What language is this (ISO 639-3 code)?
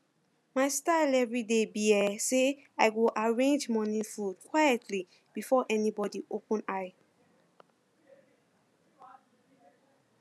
pcm